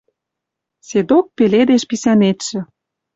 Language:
Western Mari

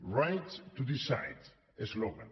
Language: Catalan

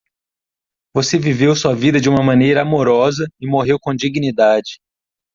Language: Portuguese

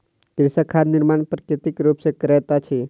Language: Maithili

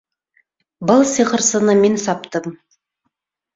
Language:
Bashkir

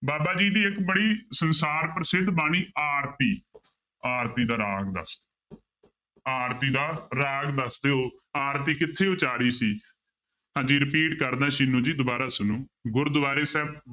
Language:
Punjabi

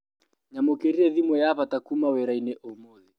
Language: Kikuyu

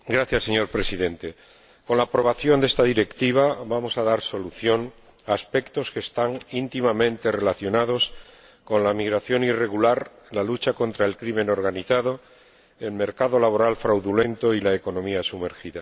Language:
Spanish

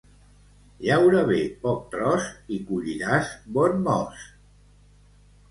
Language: Catalan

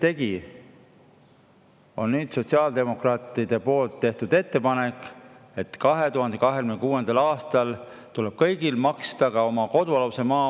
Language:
Estonian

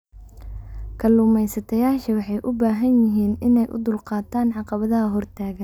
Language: Somali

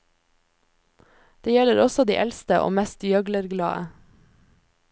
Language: Norwegian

